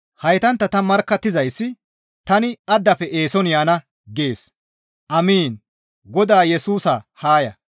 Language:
Gamo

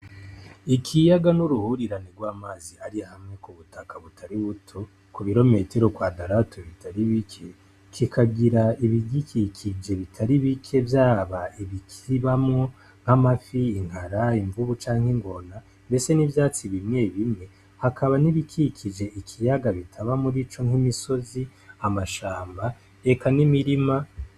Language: Rundi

